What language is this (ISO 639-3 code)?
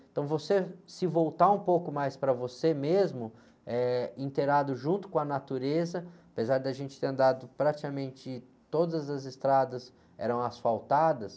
por